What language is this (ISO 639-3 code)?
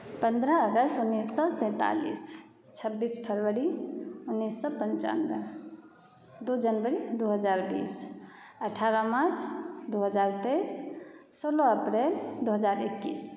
mai